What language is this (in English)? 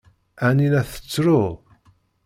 Kabyle